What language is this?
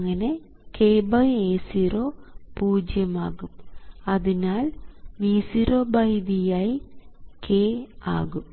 Malayalam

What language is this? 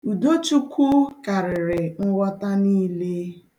Igbo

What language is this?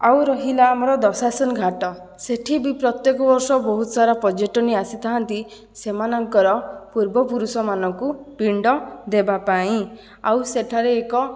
Odia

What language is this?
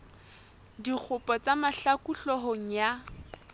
Southern Sotho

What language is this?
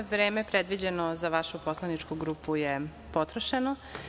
Serbian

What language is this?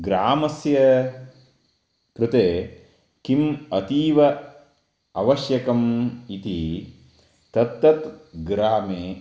Sanskrit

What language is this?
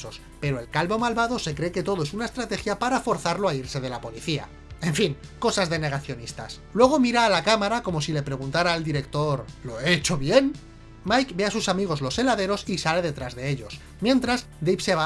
Spanish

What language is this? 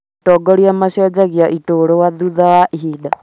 Kikuyu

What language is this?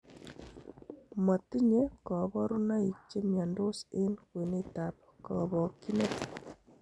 Kalenjin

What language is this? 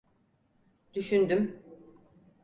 Turkish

